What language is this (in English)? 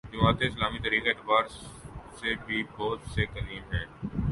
Urdu